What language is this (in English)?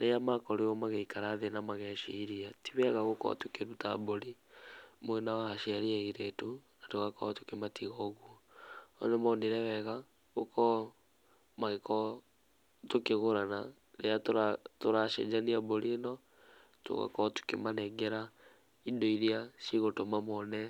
Kikuyu